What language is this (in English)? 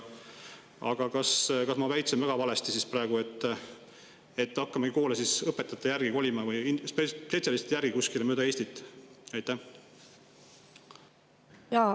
Estonian